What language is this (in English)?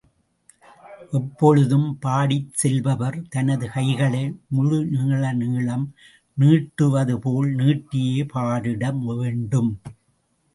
Tamil